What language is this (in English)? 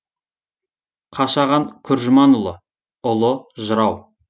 Kazakh